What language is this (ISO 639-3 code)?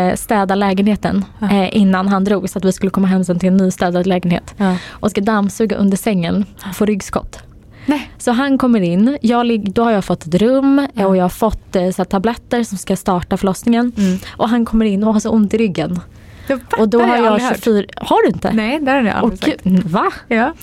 swe